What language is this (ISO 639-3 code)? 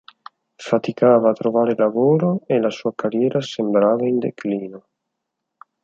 ita